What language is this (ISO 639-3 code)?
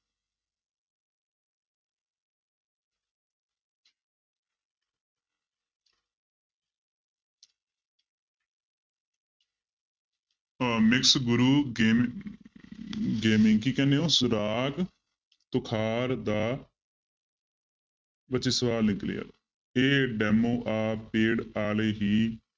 pan